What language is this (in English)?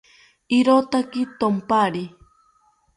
South Ucayali Ashéninka